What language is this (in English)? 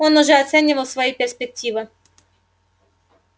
Russian